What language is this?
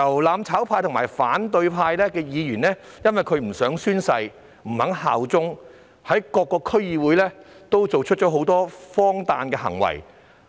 Cantonese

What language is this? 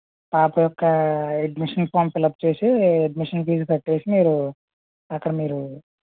Telugu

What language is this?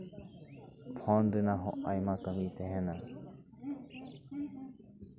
Santali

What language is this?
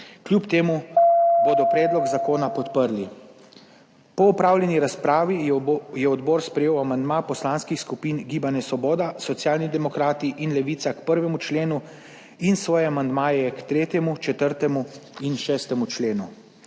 Slovenian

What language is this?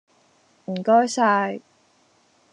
Cantonese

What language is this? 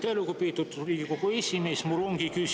Estonian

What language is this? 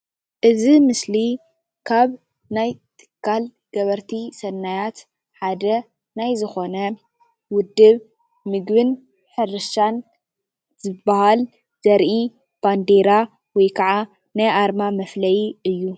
Tigrinya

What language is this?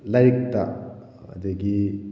Manipuri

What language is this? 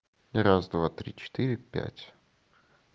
Russian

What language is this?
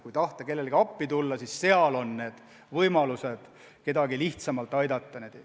Estonian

